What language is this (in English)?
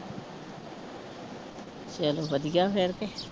Punjabi